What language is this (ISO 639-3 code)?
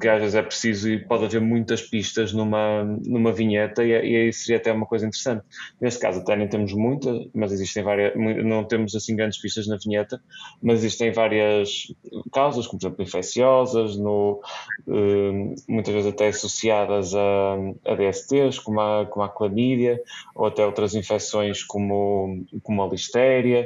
por